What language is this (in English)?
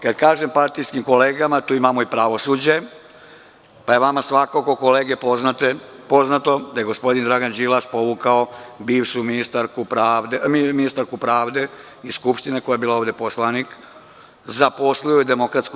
Serbian